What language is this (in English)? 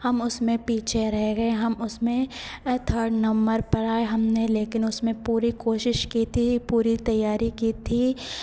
Hindi